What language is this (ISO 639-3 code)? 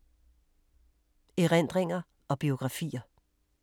dan